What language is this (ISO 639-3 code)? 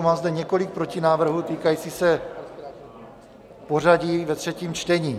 ces